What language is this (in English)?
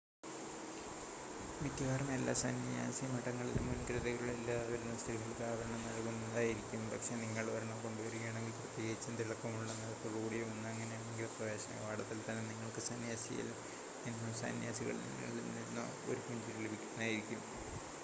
Malayalam